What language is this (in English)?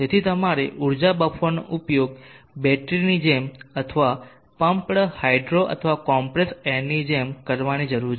Gujarati